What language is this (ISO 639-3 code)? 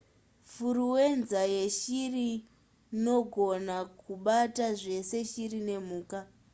sna